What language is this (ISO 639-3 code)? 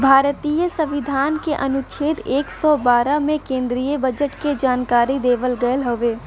bho